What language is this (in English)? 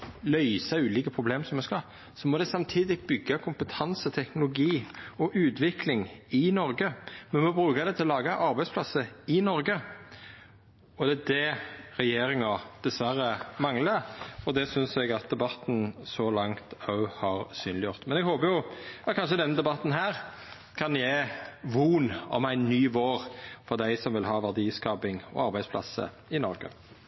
Norwegian Nynorsk